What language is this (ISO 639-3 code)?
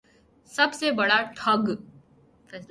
urd